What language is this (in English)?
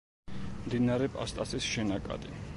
Georgian